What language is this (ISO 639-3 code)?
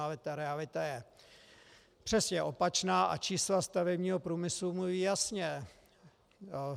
ces